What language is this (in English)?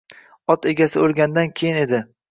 Uzbek